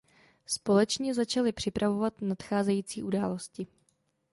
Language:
Czech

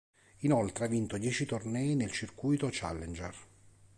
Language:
Italian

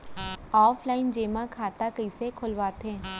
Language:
Chhattisgarhi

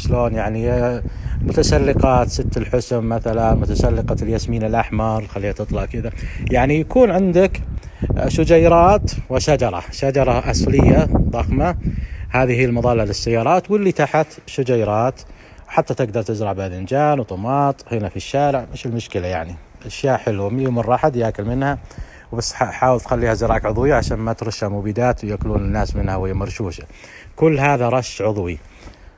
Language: Arabic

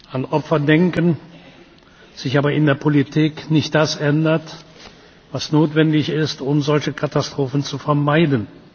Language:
German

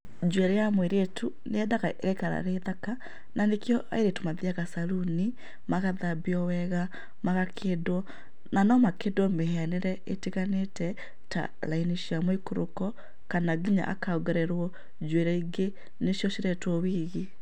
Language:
Kikuyu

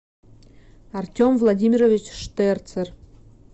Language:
Russian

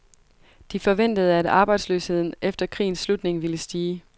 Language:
Danish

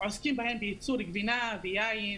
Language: Hebrew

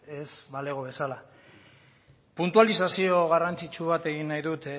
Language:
Basque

